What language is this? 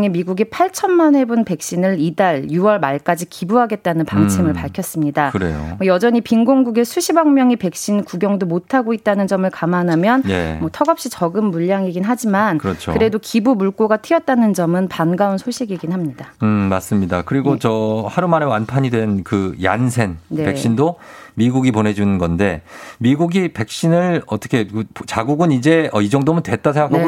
Korean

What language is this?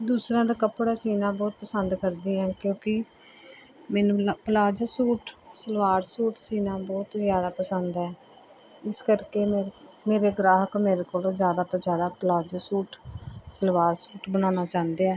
Punjabi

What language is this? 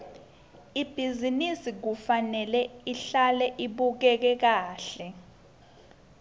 Swati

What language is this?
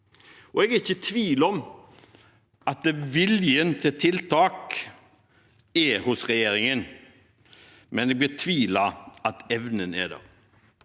Norwegian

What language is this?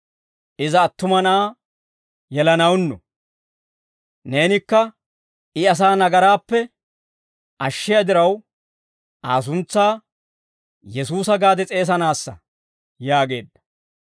Dawro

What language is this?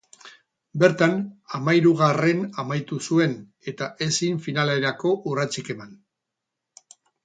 Basque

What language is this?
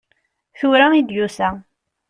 Kabyle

